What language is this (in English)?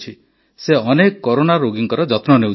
Odia